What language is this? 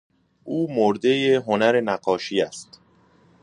Persian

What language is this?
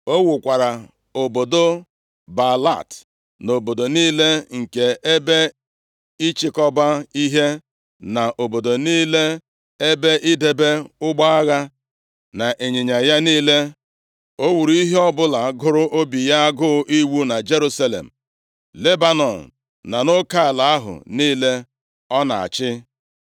Igbo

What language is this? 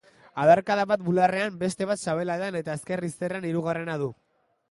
Basque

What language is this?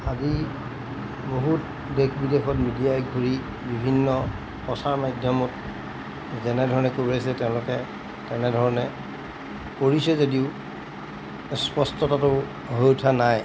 Assamese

